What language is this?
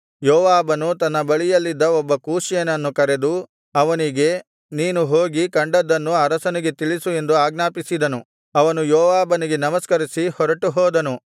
Kannada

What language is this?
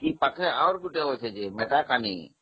Odia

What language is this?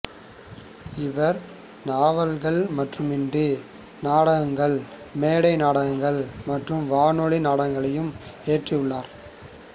Tamil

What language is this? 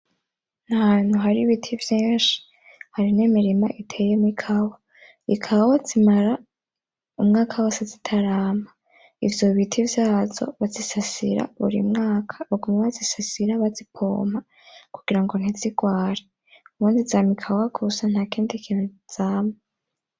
Rundi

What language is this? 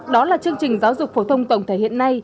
Vietnamese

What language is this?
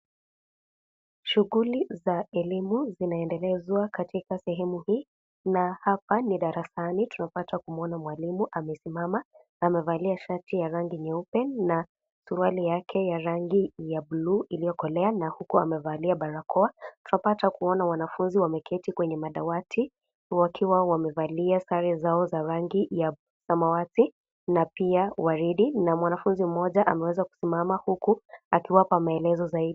Swahili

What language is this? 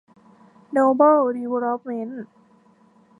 Thai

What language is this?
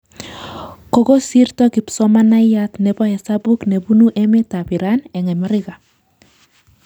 Kalenjin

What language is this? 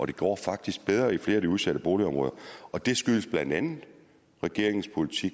Danish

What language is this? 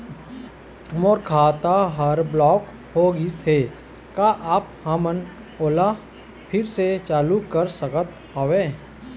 Chhattisgarhi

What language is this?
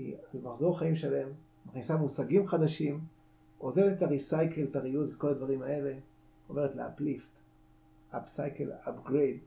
Hebrew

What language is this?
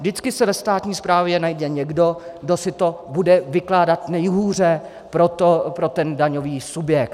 Czech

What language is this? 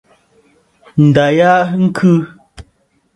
Bafut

